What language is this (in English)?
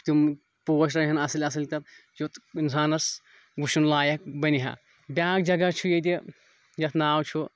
Kashmiri